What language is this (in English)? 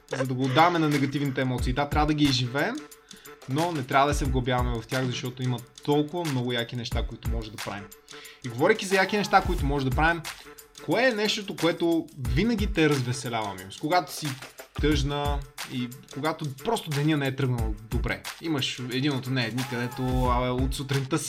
Bulgarian